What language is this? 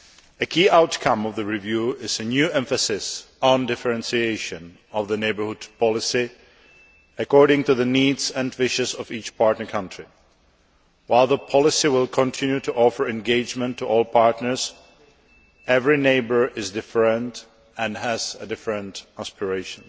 English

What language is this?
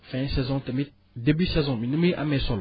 Wolof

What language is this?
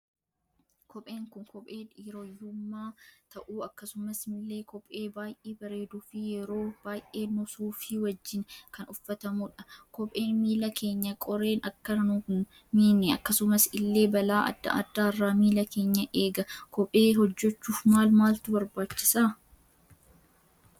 Oromo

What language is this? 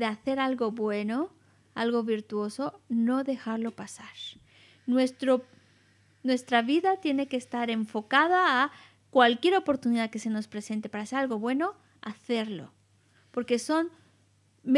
Spanish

